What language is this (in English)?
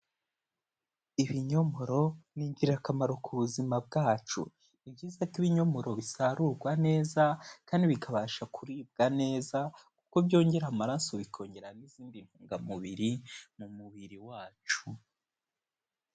Kinyarwanda